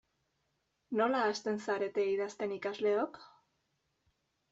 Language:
Basque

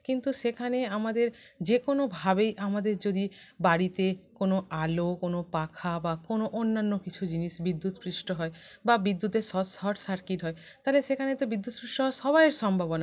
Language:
Bangla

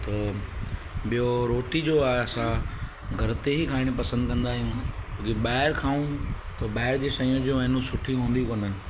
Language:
Sindhi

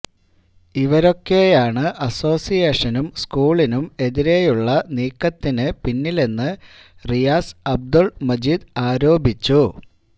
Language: Malayalam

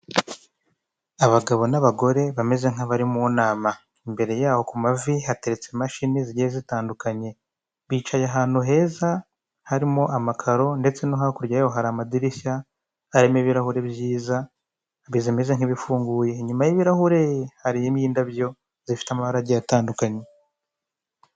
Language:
Kinyarwanda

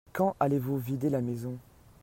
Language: French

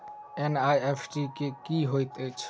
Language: Maithili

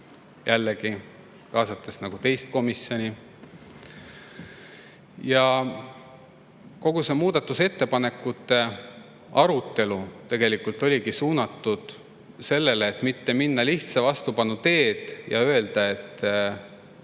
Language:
Estonian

